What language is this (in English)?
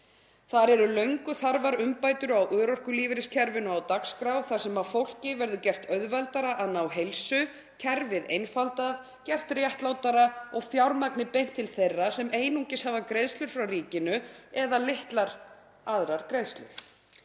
Icelandic